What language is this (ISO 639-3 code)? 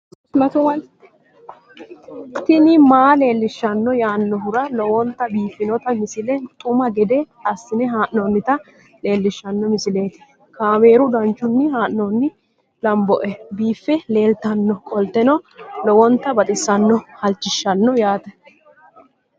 sid